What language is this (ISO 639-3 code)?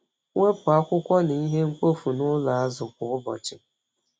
ibo